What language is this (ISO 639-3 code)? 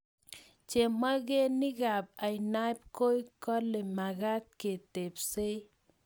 kln